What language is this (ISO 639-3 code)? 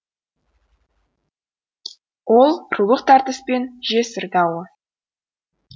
kaz